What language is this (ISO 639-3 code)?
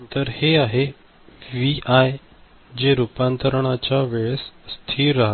mar